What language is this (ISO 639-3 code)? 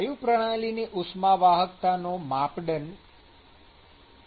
guj